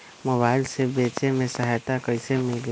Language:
Magahi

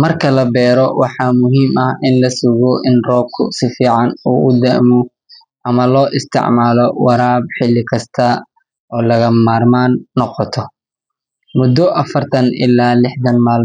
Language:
Somali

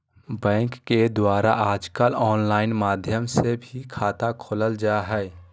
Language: Magahi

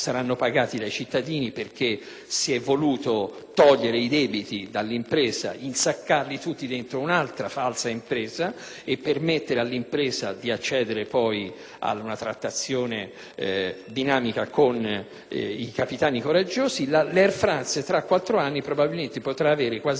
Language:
Italian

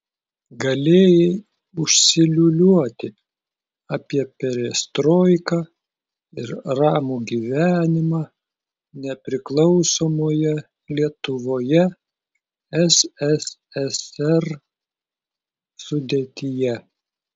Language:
Lithuanian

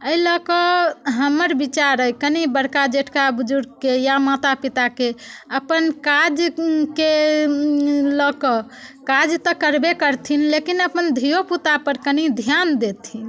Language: Maithili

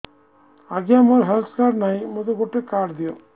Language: Odia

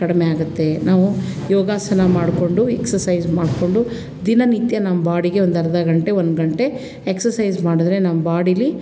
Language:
Kannada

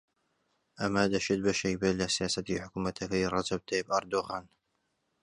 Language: Central Kurdish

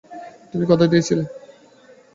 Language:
Bangla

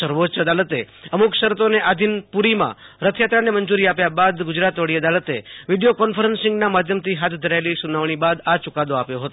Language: Gujarati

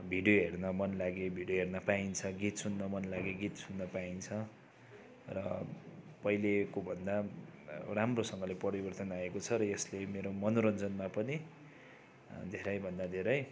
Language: Nepali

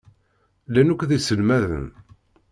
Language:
Kabyle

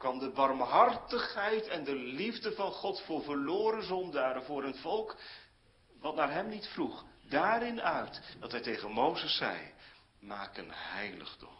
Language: Dutch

